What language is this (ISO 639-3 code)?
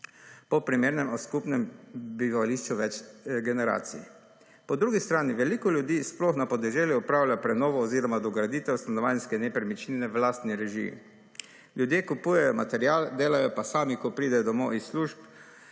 slv